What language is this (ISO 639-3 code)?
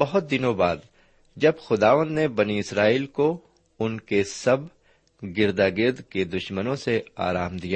urd